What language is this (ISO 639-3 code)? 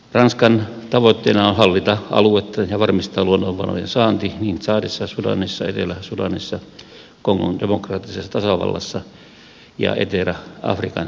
fin